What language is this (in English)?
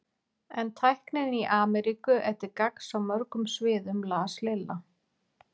Icelandic